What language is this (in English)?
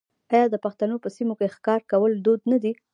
Pashto